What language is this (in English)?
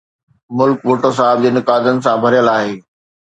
Sindhi